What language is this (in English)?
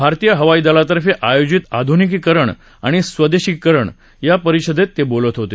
Marathi